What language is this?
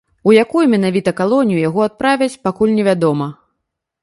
Belarusian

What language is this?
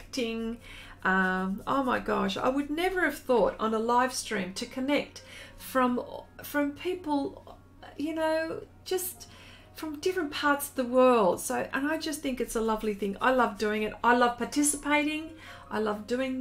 English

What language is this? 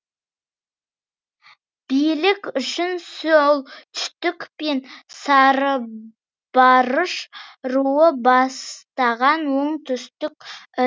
Kazakh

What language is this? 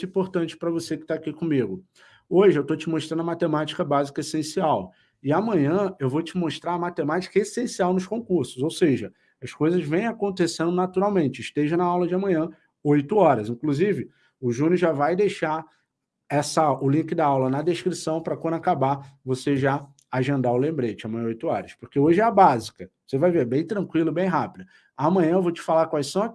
Portuguese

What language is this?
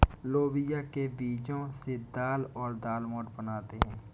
Hindi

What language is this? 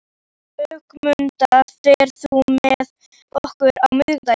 Icelandic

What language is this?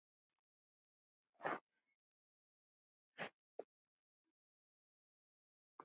Icelandic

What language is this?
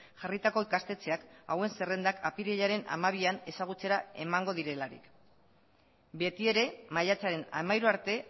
Basque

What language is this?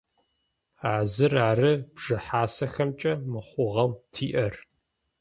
Adyghe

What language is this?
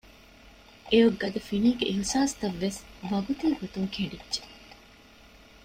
Divehi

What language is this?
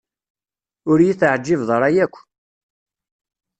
Kabyle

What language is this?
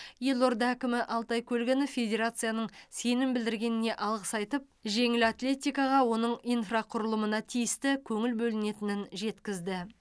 Kazakh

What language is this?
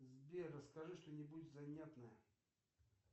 Russian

